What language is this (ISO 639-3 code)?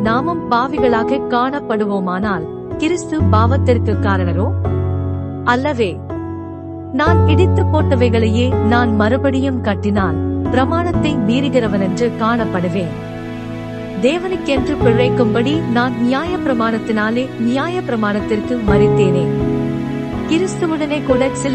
tam